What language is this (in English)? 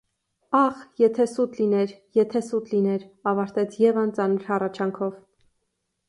Armenian